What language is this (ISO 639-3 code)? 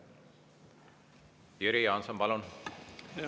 est